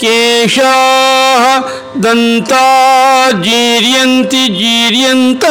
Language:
Kannada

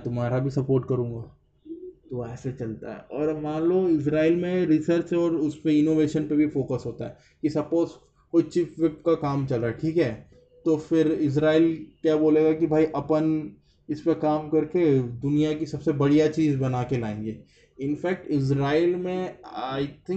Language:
Hindi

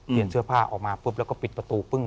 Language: Thai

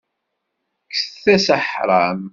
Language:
Kabyle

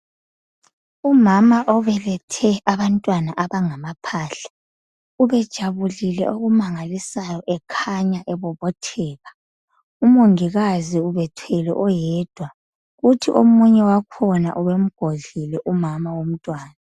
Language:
North Ndebele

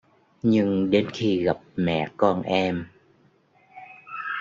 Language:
Vietnamese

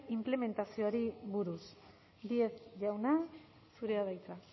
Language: Basque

